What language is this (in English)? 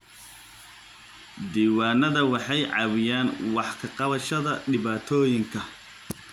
Somali